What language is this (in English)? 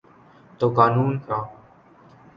Urdu